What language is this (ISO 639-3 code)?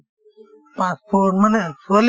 asm